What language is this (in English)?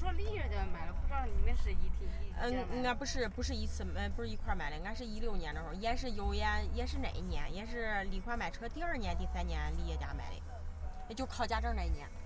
Chinese